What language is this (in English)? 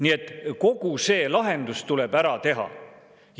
Estonian